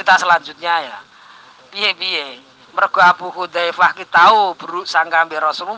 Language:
Arabic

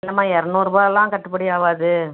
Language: Tamil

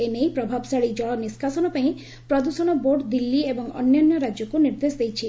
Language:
Odia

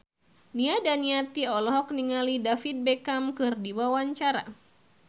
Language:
Sundanese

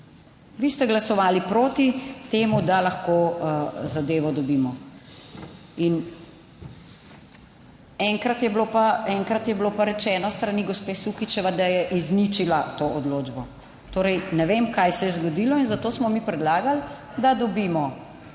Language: Slovenian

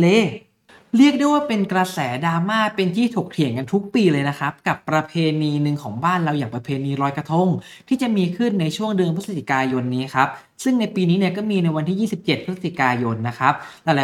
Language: Thai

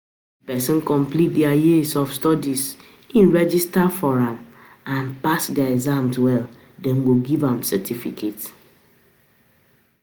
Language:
Nigerian Pidgin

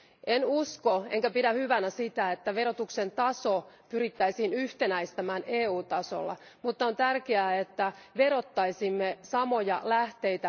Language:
Finnish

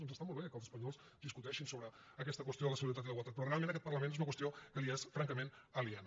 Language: Catalan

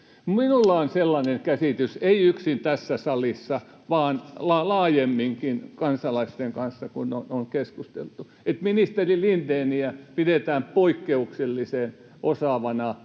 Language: Finnish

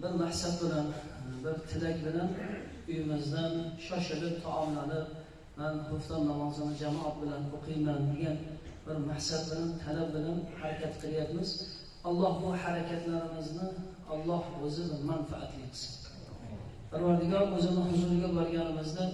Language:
Uzbek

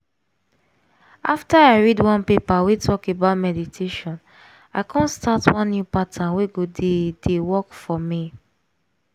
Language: Nigerian Pidgin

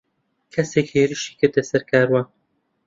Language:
Central Kurdish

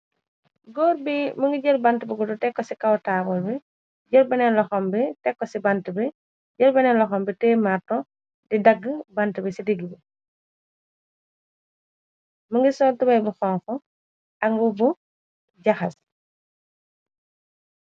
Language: Wolof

